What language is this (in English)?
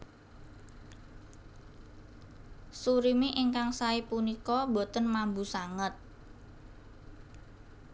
Javanese